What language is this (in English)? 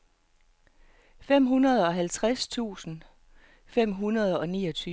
Danish